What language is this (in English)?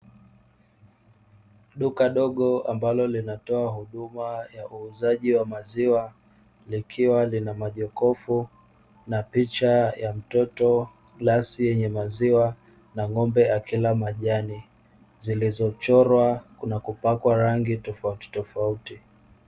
Swahili